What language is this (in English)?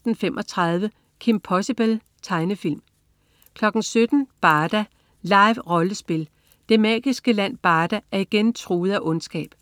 Danish